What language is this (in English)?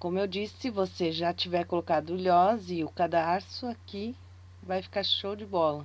Portuguese